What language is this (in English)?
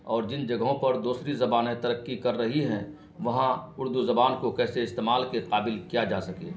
Urdu